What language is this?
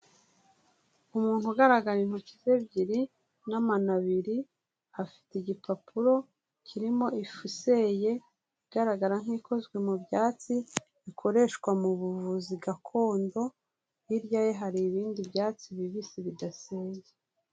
Kinyarwanda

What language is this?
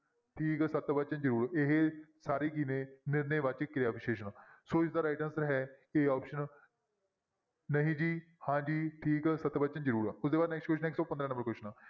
Punjabi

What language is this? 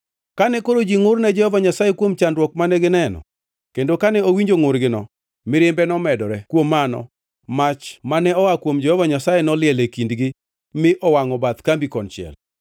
Luo (Kenya and Tanzania)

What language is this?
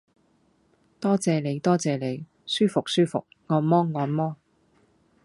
Cantonese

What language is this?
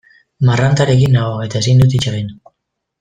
Basque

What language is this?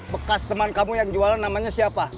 Indonesian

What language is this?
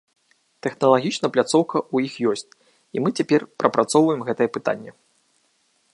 Belarusian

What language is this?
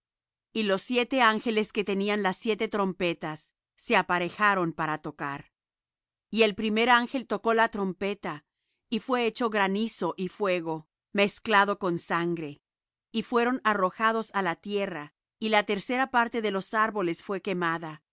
Spanish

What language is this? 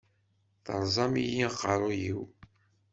Kabyle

